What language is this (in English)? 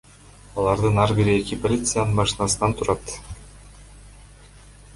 Kyrgyz